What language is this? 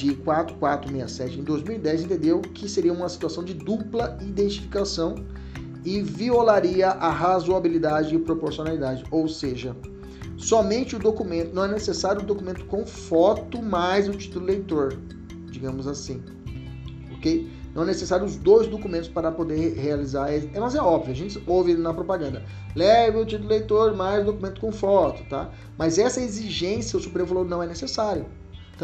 Portuguese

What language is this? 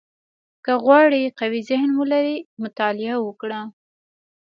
Pashto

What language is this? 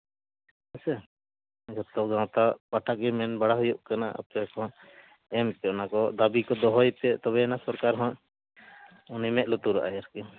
Santali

